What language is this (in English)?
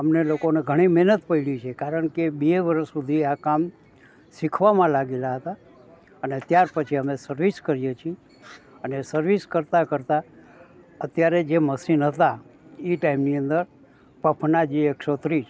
Gujarati